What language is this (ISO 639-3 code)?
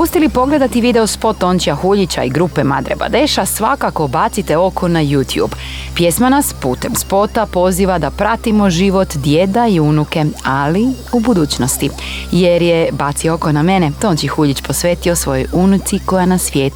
hrv